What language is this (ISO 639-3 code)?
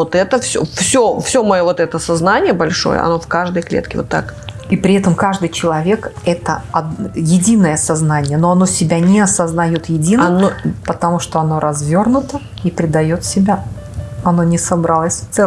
rus